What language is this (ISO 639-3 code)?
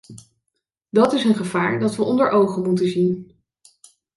nld